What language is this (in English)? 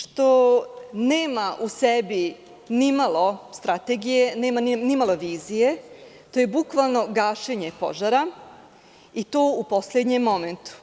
Serbian